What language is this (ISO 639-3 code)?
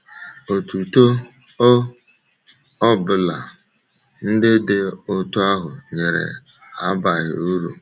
ibo